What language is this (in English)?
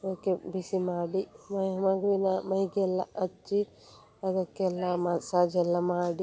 Kannada